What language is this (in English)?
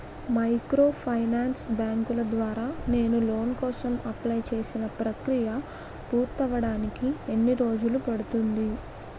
Telugu